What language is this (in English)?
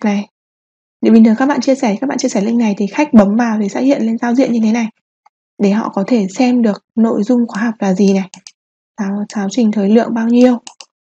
Vietnamese